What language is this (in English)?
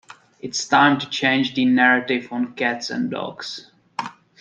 English